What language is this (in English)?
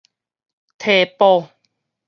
Min Nan Chinese